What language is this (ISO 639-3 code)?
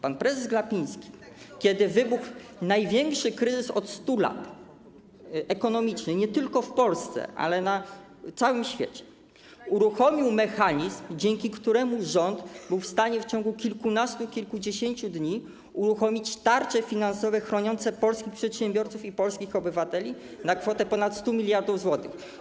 pol